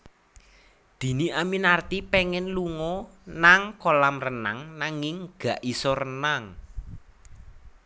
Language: Javanese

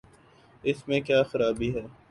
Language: Urdu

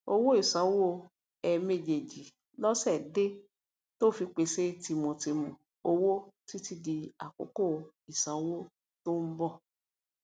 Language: Yoruba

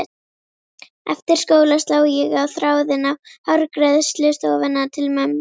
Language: Icelandic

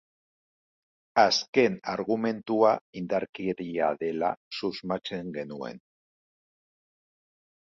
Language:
Basque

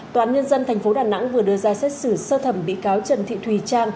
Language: Vietnamese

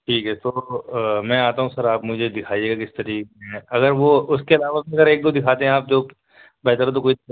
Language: Urdu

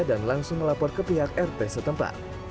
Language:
Indonesian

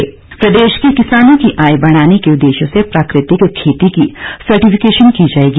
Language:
Hindi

